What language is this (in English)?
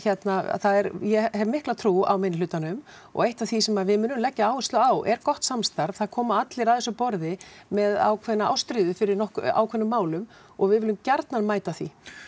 Icelandic